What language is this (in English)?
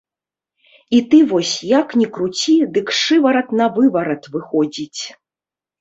Belarusian